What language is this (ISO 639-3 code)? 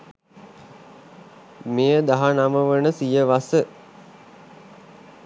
sin